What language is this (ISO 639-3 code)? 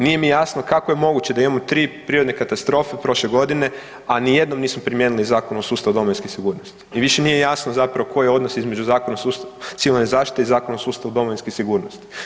hrv